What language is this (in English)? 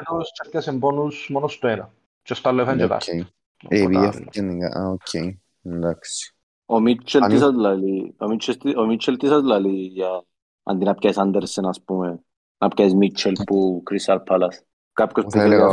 Greek